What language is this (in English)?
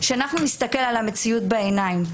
Hebrew